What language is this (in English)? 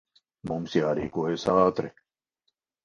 Latvian